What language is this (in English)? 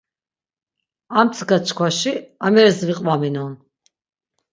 Laz